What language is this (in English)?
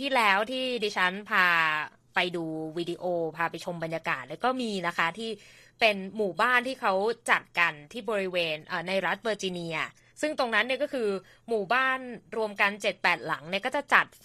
Thai